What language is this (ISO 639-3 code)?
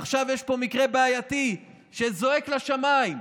heb